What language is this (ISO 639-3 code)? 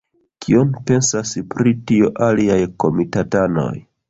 epo